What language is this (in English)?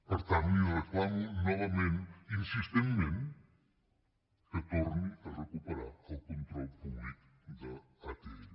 Catalan